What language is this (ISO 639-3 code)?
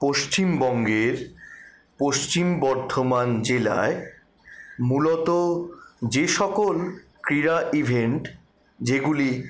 ben